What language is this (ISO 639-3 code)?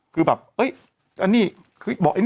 tha